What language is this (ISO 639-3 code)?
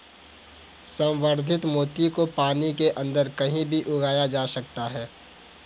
hin